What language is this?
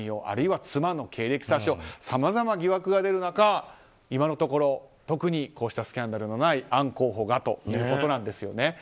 Japanese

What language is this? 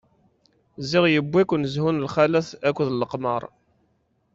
Kabyle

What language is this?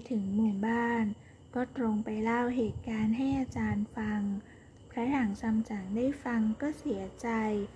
Thai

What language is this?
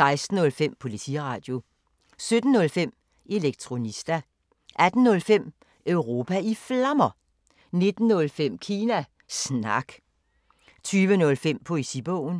Danish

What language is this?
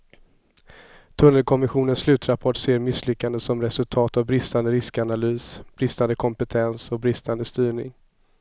Swedish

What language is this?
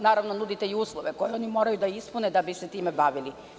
Serbian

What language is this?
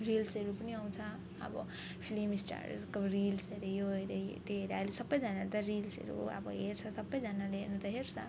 Nepali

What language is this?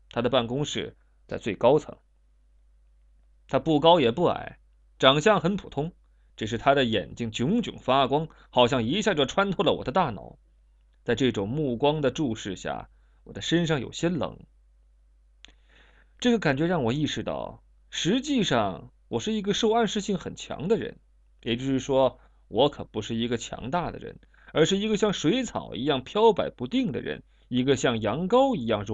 Chinese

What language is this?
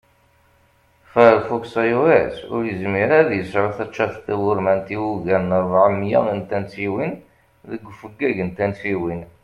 Kabyle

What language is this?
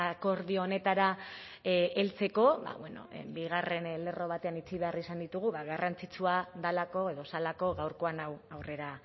Basque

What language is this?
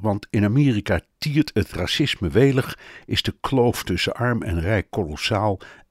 Dutch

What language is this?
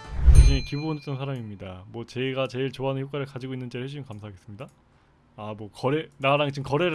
Korean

